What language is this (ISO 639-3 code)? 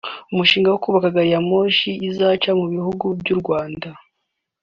kin